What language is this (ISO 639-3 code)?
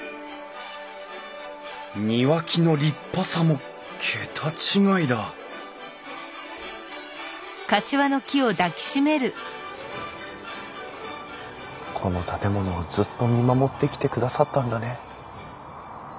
jpn